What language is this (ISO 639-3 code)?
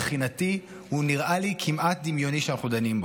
heb